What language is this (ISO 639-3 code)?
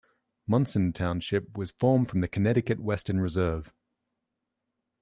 eng